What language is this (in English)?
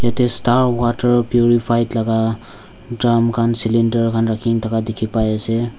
Naga Pidgin